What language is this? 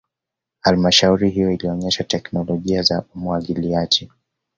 Swahili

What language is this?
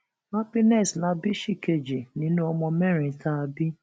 Yoruba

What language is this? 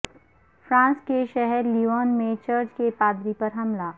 Urdu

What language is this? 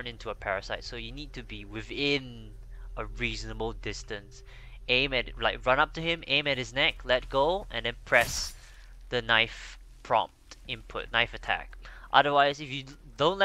English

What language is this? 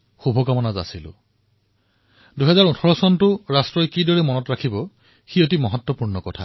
Assamese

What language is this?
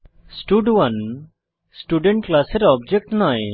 Bangla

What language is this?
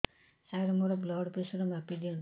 Odia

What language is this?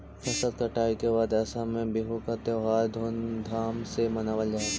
Magahi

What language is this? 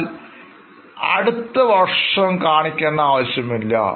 Malayalam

